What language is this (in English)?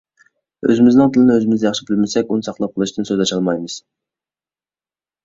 Uyghur